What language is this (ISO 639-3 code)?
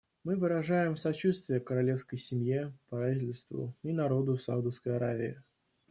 rus